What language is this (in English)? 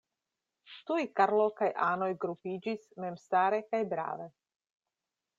Esperanto